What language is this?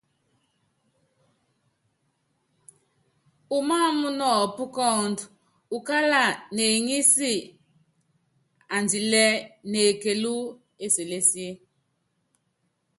Yangben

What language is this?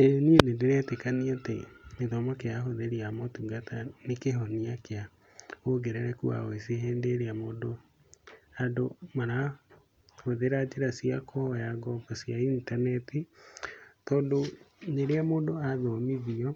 Kikuyu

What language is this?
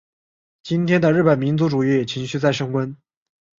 Chinese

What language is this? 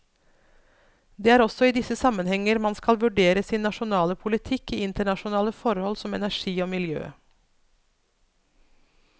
Norwegian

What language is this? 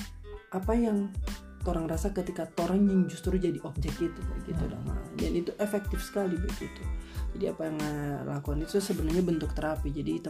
Indonesian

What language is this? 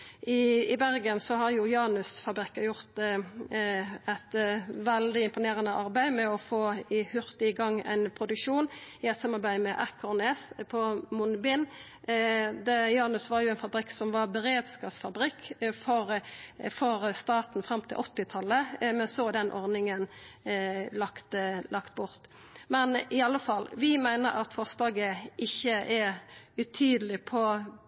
Norwegian Nynorsk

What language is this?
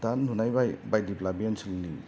Bodo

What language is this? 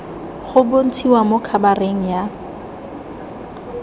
Tswana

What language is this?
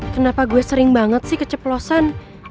Indonesian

